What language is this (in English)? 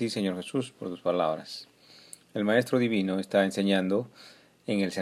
Spanish